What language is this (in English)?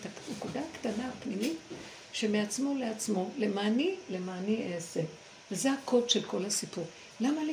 Hebrew